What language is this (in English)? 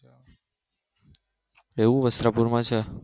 Gujarati